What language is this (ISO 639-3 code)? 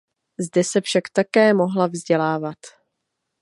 ces